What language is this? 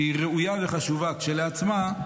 Hebrew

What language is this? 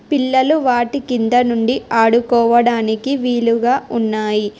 Telugu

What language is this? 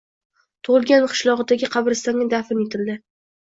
Uzbek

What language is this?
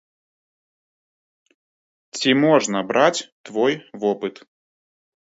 Belarusian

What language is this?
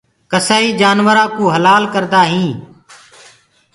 Gurgula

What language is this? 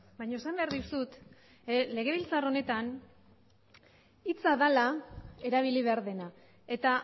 Basque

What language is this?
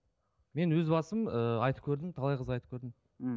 Kazakh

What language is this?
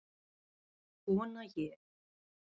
Icelandic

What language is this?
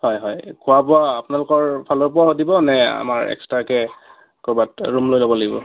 Assamese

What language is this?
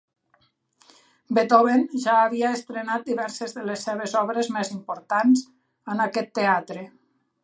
Catalan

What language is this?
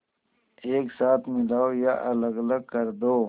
Hindi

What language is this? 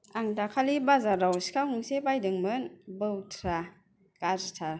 Bodo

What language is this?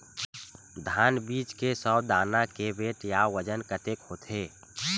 Chhattisgarhi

